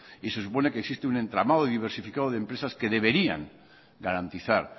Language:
Spanish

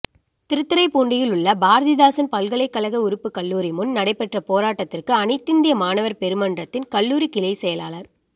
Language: Tamil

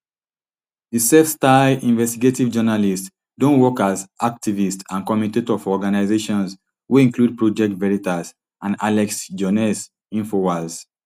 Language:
Nigerian Pidgin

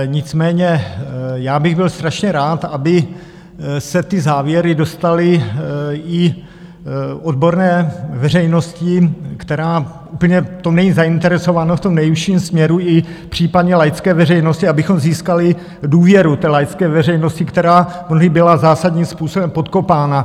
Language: Czech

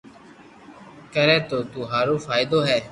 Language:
Loarki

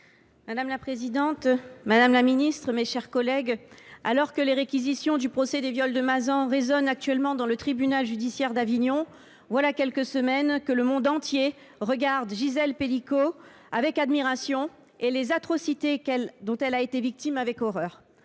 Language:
French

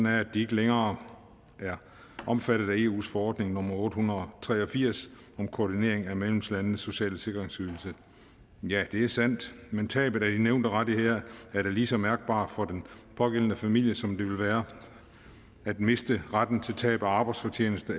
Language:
Danish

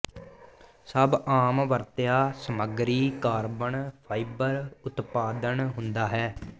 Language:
Punjabi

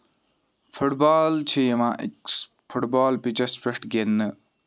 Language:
Kashmiri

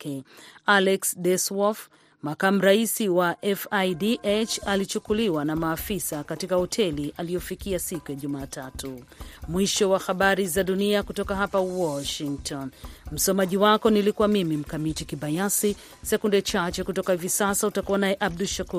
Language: Swahili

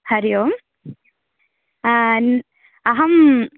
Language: Sanskrit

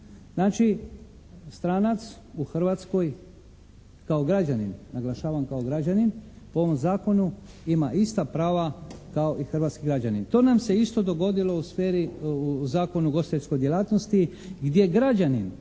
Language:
Croatian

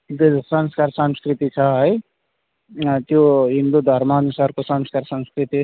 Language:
Nepali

